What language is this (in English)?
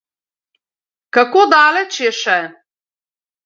Slovenian